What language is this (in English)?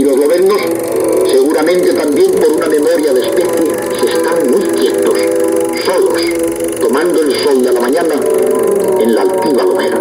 Spanish